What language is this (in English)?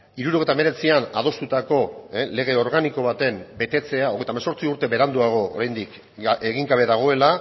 Basque